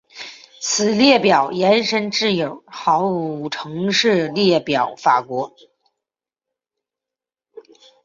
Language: Chinese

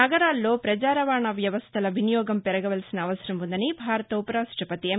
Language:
Telugu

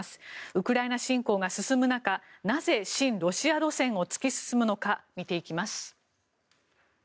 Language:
Japanese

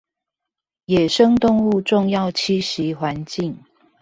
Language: Chinese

